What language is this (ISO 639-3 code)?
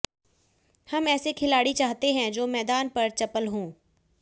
hin